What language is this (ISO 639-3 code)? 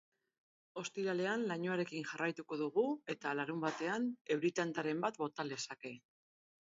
eus